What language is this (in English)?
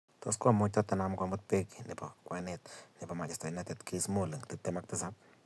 Kalenjin